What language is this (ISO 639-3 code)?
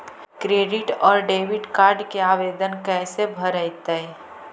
mag